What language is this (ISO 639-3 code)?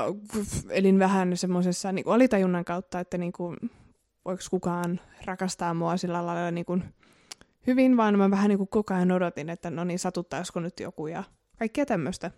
fin